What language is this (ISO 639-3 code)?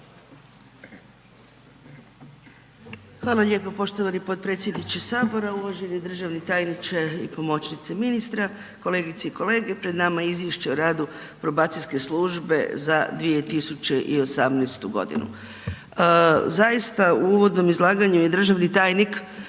hrv